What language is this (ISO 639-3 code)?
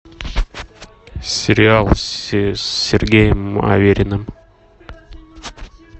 rus